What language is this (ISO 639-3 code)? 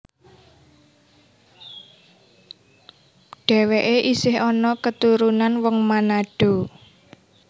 jav